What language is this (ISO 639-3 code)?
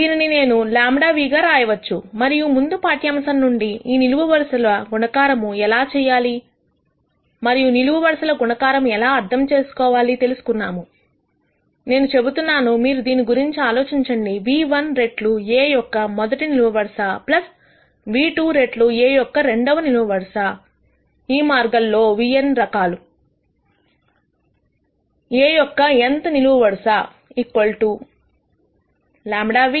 tel